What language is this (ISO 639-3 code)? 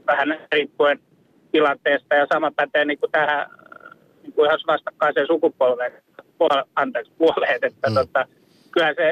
fin